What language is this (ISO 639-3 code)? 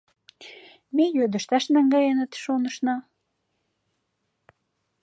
chm